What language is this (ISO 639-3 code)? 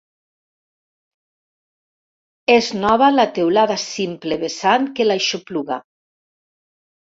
cat